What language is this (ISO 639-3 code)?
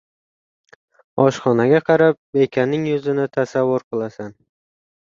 uzb